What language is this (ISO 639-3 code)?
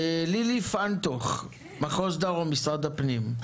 heb